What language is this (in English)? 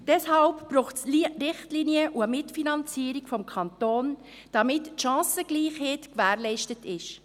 Swiss German